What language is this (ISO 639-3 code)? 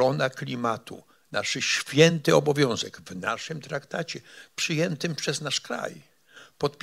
pol